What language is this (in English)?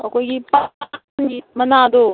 Manipuri